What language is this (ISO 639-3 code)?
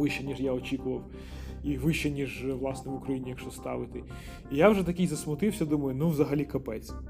ukr